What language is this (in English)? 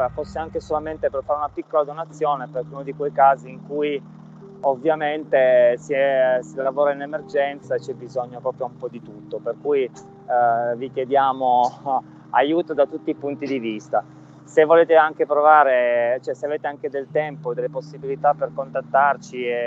Italian